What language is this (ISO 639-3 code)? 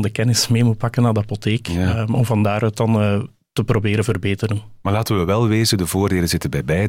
nld